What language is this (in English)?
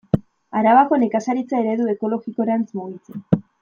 Basque